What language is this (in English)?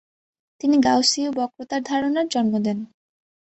Bangla